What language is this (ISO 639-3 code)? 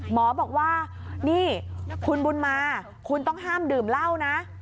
tha